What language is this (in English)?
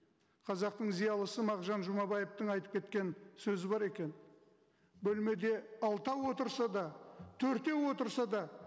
Kazakh